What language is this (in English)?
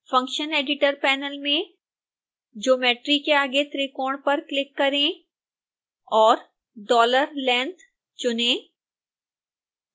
Hindi